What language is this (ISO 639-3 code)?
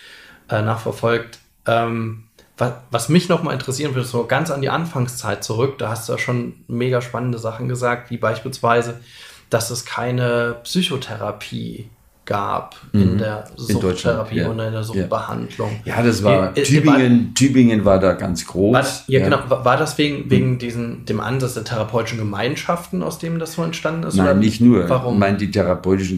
deu